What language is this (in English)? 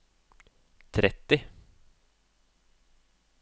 Norwegian